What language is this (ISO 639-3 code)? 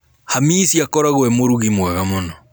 kik